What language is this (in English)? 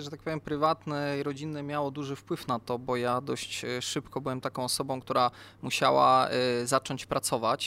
Polish